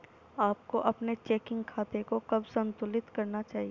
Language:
Hindi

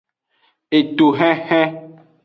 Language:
Aja (Benin)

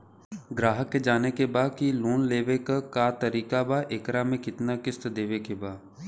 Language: Bhojpuri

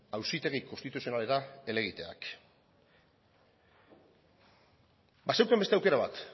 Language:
Basque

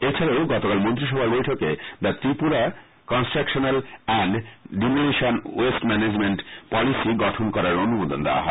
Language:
Bangla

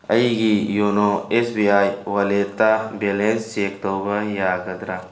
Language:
Manipuri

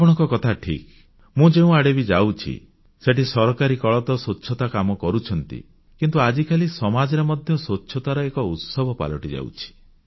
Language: Odia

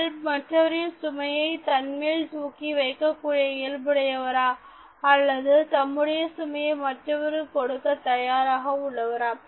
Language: Tamil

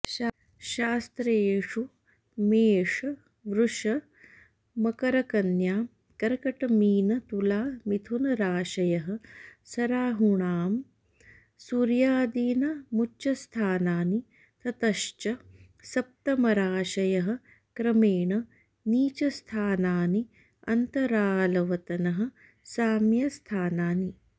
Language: Sanskrit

